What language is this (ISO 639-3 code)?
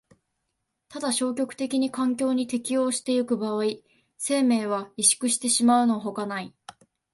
jpn